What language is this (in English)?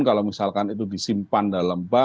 Indonesian